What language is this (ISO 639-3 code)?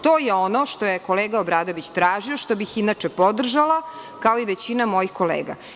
srp